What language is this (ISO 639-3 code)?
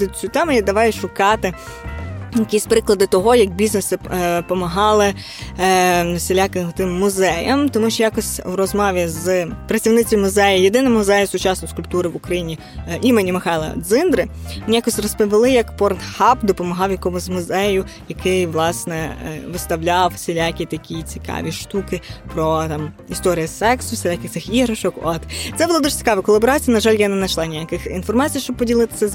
ukr